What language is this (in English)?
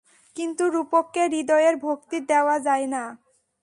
Bangla